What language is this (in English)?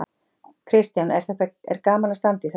Icelandic